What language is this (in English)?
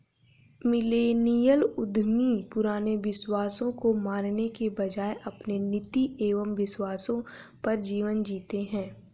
Hindi